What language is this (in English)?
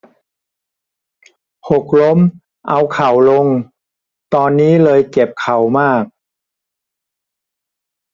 Thai